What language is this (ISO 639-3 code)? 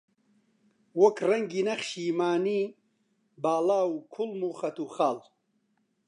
ckb